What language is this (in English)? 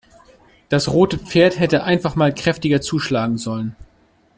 German